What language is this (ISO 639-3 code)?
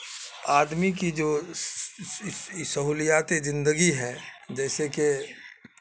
urd